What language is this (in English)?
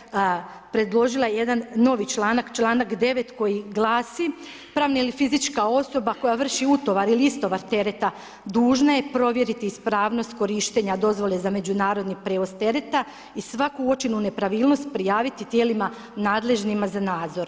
Croatian